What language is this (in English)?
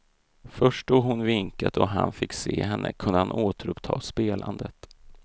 Swedish